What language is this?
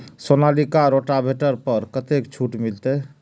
Maithili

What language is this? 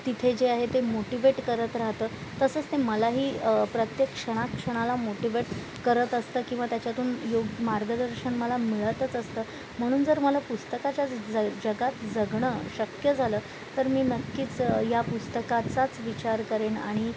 Marathi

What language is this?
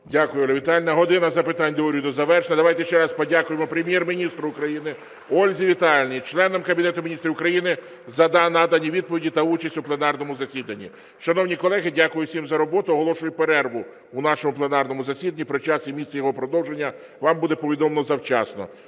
Ukrainian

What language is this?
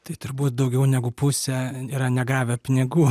Lithuanian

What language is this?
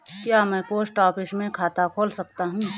Hindi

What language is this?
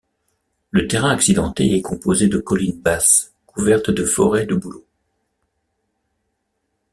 French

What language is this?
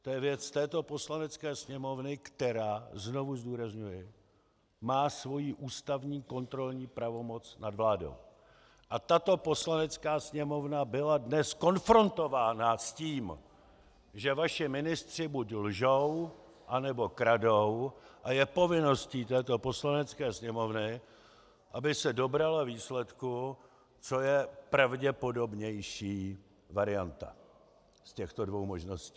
Czech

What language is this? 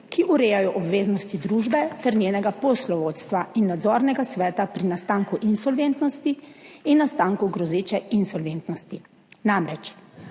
Slovenian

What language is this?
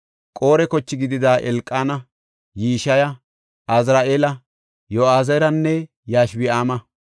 Gofa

